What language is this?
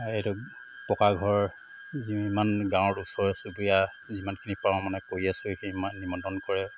Assamese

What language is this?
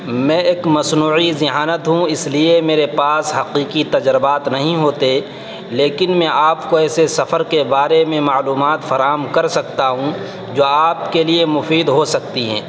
Urdu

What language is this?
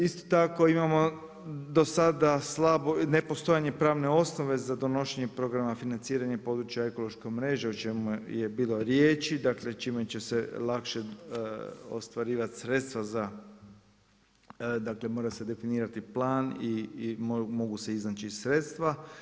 Croatian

